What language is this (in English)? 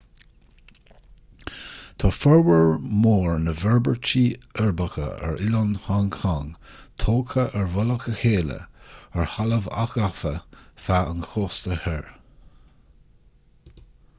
Irish